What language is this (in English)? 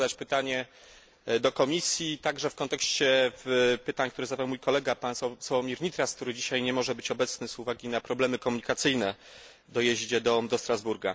Polish